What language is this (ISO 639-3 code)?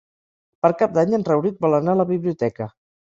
cat